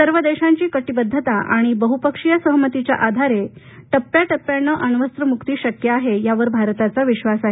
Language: Marathi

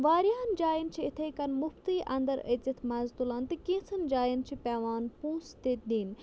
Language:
Kashmiri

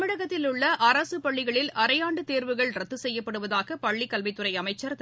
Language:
Tamil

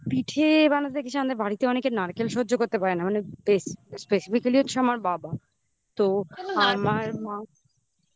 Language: Bangla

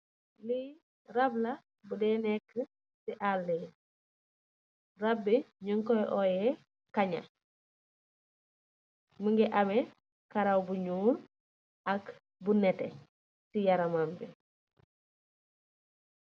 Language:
Wolof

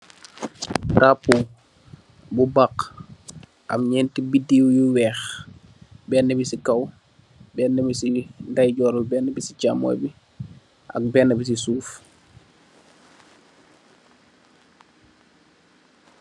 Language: Wolof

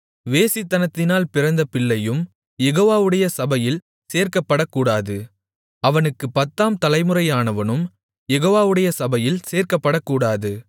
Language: Tamil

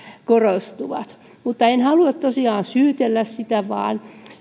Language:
Finnish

